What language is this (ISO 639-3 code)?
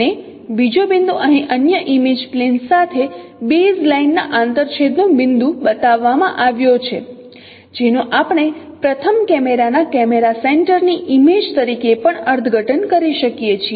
guj